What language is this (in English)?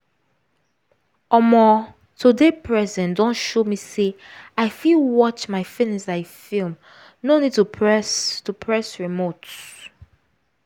Nigerian Pidgin